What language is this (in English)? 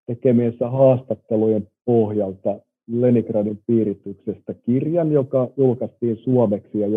Finnish